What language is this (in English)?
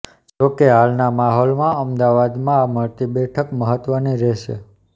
Gujarati